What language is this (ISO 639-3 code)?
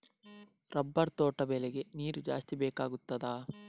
kan